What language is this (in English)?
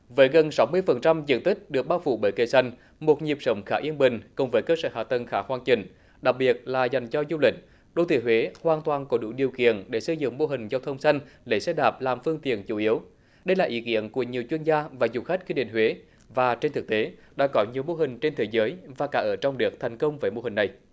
Vietnamese